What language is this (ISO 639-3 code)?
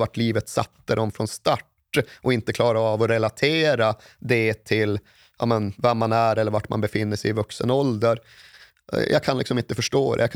swe